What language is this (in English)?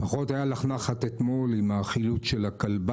Hebrew